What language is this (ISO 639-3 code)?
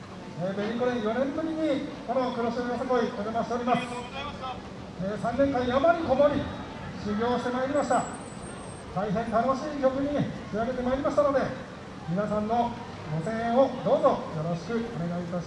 jpn